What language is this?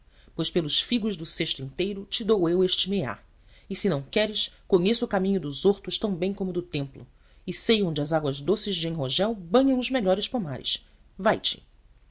Portuguese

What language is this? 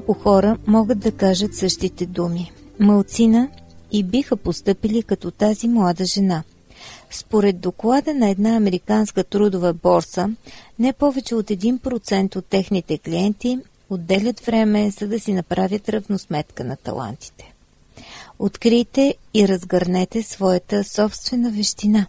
Bulgarian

